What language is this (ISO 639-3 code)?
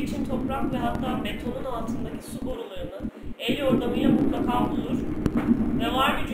tur